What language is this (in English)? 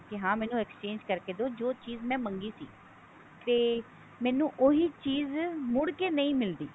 Punjabi